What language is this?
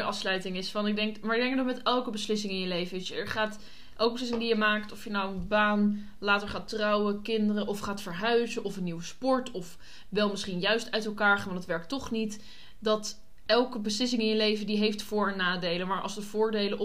Dutch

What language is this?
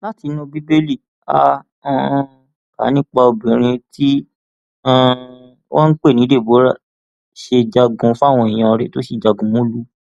Yoruba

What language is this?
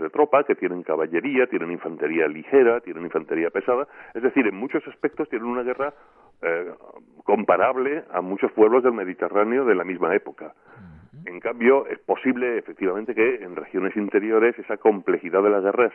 Spanish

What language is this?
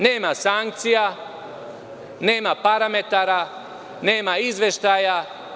Serbian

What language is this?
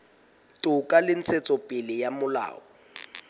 Southern Sotho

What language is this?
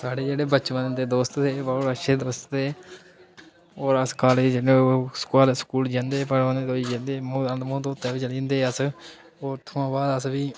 Dogri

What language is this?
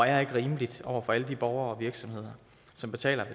Danish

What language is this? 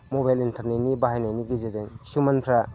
Bodo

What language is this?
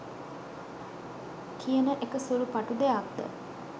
Sinhala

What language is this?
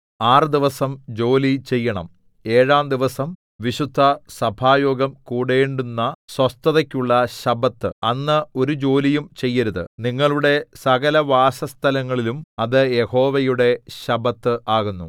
Malayalam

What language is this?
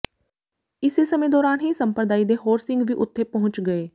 Punjabi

